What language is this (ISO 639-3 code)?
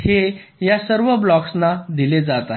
mar